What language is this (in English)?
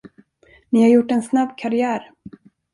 Swedish